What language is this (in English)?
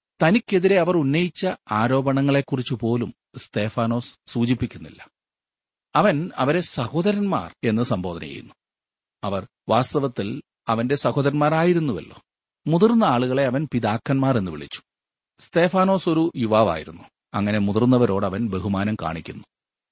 Malayalam